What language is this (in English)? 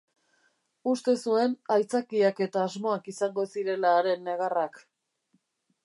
Basque